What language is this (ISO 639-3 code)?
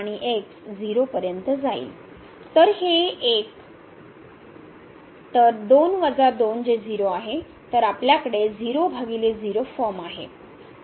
mar